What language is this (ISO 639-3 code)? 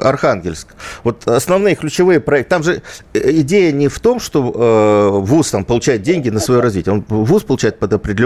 rus